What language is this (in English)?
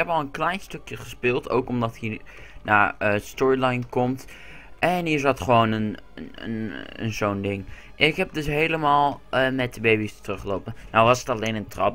Dutch